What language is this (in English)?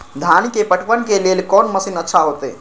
Maithili